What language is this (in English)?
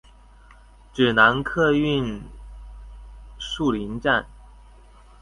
Chinese